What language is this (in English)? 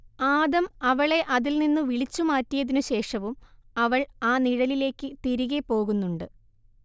Malayalam